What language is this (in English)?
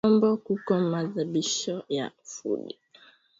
Swahili